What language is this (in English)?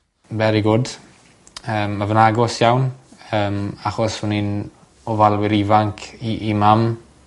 Welsh